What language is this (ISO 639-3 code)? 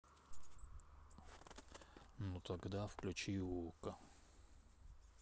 rus